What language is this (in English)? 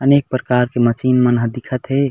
Chhattisgarhi